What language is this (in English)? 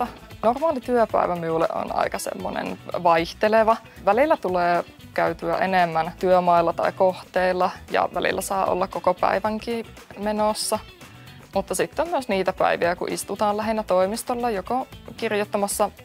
Finnish